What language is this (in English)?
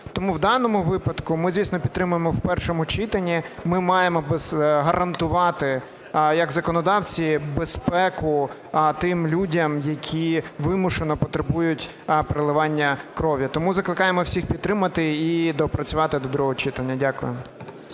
Ukrainian